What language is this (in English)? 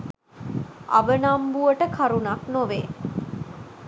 Sinhala